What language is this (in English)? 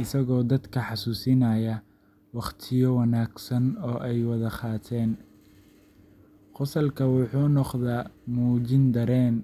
Somali